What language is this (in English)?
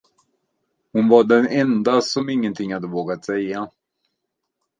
Swedish